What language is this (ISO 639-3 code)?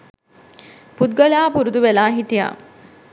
sin